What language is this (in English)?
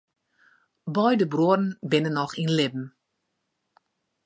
Western Frisian